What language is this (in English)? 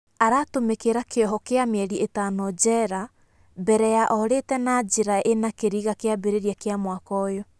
Kikuyu